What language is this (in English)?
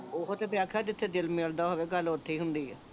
Punjabi